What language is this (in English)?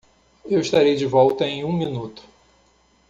Portuguese